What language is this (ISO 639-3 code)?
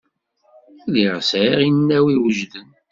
kab